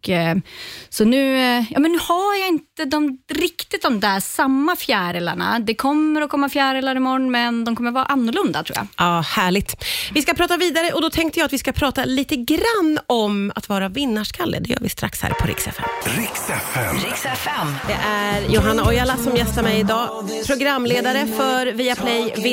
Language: Swedish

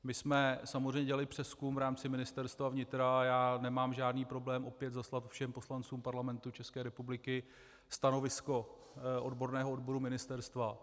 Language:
Czech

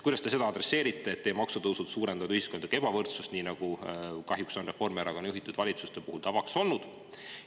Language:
Estonian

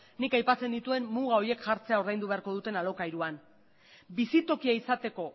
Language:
Basque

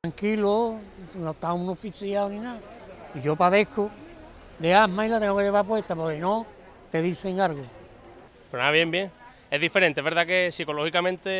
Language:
Spanish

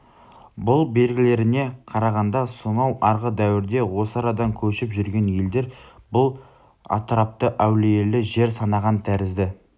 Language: Kazakh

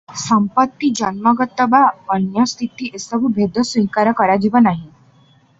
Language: Odia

